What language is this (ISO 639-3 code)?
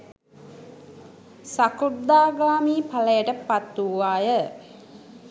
sin